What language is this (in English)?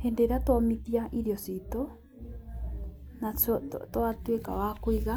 Kikuyu